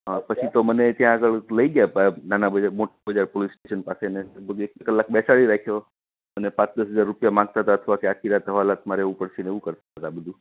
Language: Gujarati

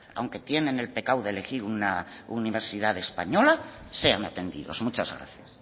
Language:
Spanish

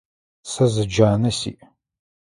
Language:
Adyghe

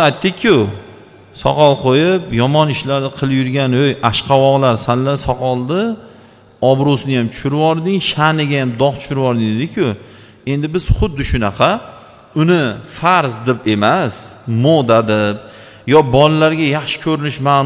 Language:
Uzbek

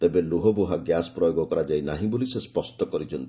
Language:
Odia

